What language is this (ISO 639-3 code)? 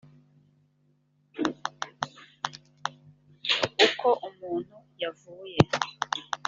kin